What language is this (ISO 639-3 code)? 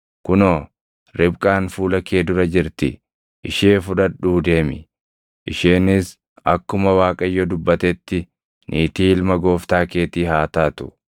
orm